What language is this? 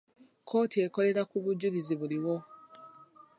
Ganda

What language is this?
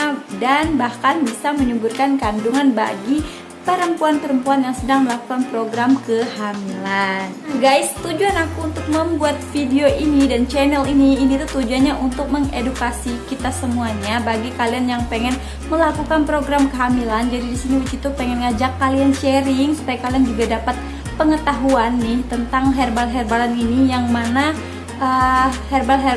Indonesian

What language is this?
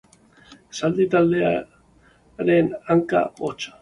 Basque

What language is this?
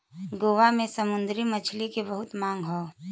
Bhojpuri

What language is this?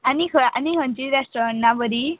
Konkani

